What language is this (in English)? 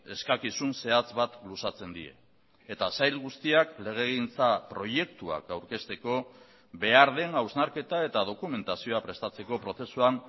Basque